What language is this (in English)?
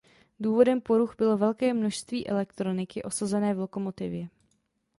Czech